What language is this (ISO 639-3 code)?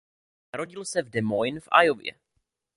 ces